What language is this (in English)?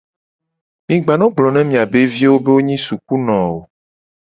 Gen